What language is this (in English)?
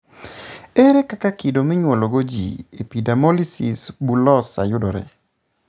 Luo (Kenya and Tanzania)